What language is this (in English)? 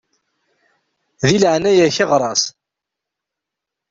Kabyle